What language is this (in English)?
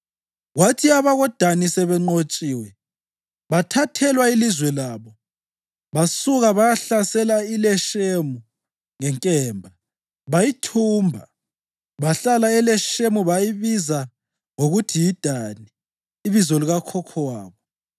North Ndebele